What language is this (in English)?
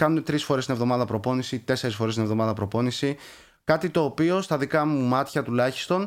Greek